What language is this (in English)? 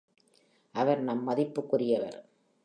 Tamil